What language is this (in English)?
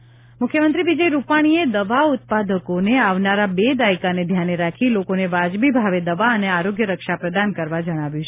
Gujarati